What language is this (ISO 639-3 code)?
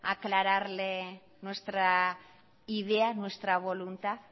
spa